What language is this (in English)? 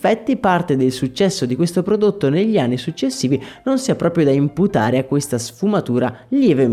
Italian